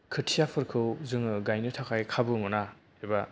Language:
Bodo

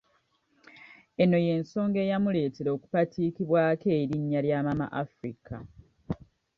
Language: Ganda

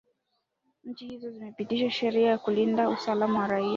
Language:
Swahili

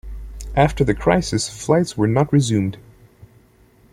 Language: English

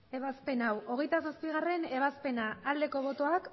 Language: Basque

